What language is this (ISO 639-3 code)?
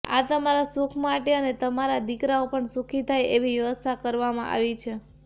guj